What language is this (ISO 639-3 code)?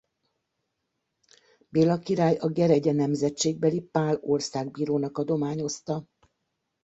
hun